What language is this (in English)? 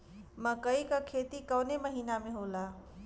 Bhojpuri